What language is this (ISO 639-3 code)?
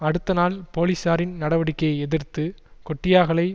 tam